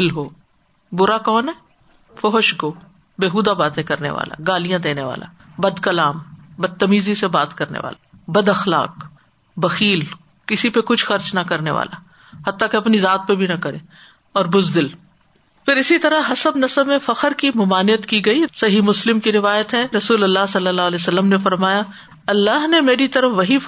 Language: Urdu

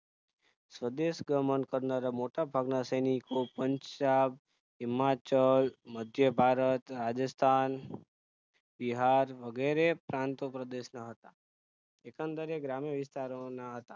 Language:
Gujarati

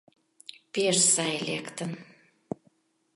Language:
Mari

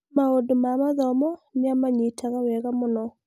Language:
Kikuyu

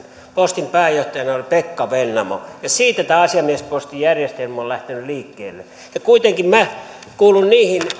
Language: Finnish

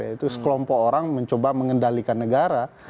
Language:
Indonesian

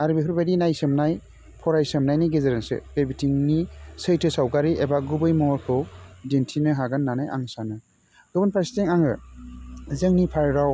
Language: Bodo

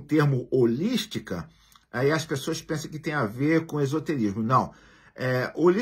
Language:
Portuguese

